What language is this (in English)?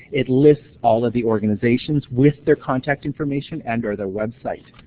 English